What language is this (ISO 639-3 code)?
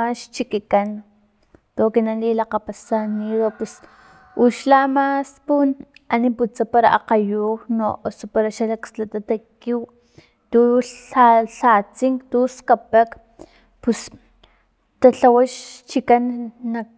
tlp